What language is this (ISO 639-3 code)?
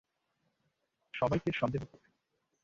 ben